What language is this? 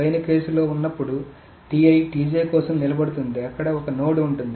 Telugu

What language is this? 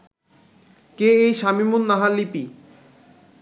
Bangla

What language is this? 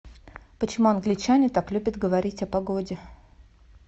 Russian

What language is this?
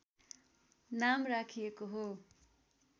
Nepali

